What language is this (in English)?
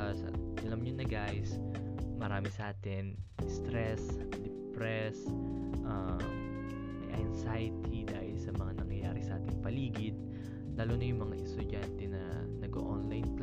Filipino